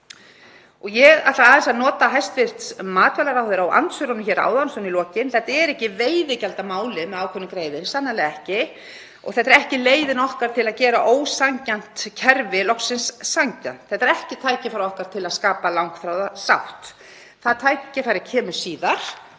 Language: Icelandic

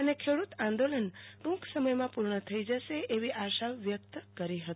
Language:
Gujarati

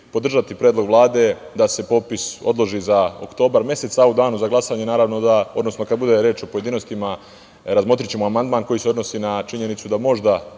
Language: Serbian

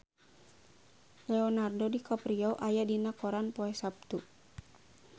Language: Sundanese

